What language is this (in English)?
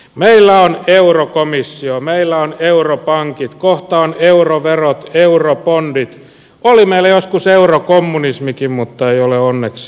Finnish